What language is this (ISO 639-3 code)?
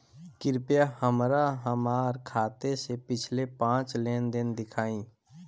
bho